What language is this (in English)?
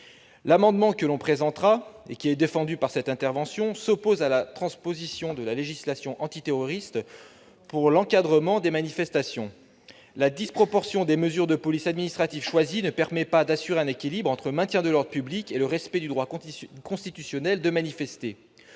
French